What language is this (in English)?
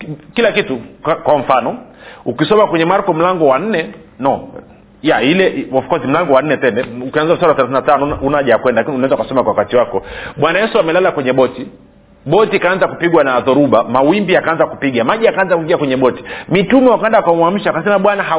Swahili